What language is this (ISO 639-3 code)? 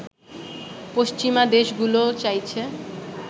ben